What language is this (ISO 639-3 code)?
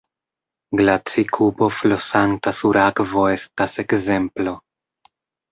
epo